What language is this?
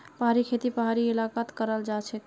Magahi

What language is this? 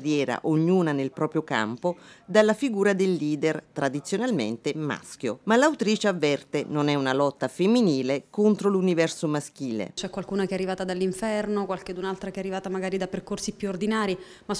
Italian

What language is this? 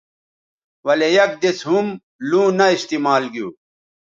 Bateri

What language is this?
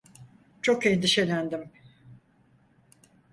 Turkish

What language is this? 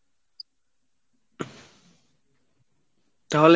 Bangla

